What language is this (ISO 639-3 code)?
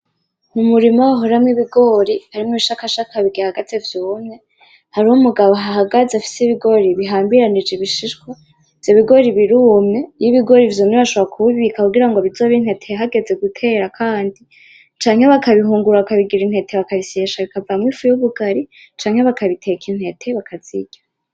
run